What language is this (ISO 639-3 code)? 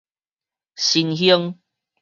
nan